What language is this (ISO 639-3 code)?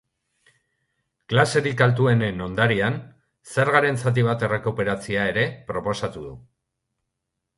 eus